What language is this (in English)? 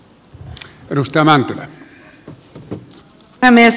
Finnish